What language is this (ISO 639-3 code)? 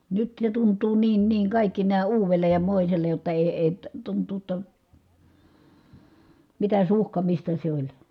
fin